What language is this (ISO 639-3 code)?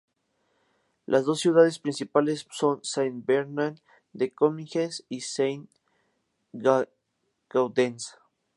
spa